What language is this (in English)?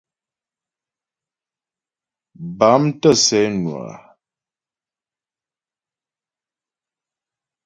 Ghomala